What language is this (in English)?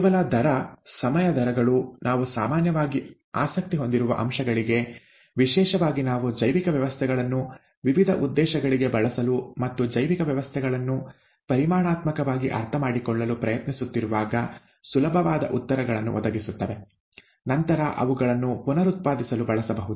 Kannada